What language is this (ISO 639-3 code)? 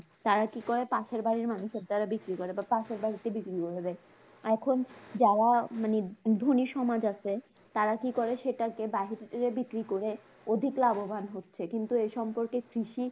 ben